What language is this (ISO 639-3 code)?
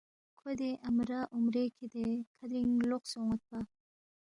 bft